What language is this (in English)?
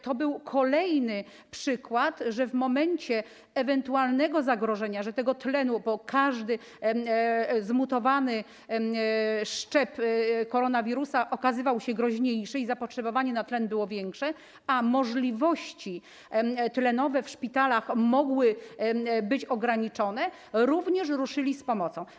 Polish